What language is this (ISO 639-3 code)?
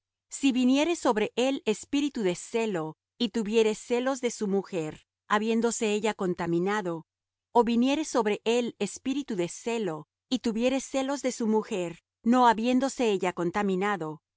spa